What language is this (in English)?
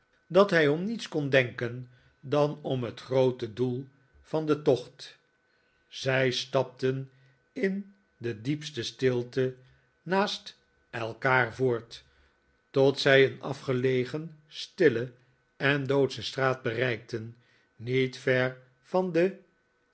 Dutch